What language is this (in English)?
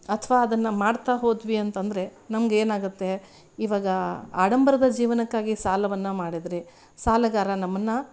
Kannada